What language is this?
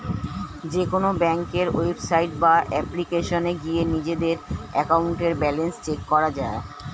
Bangla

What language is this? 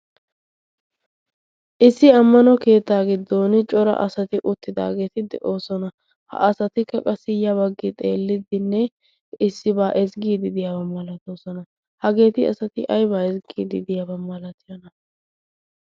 Wolaytta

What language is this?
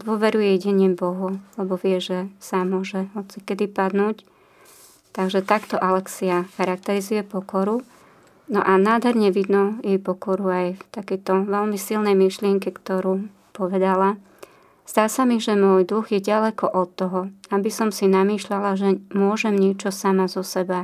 Slovak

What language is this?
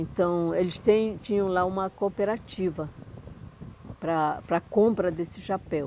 Portuguese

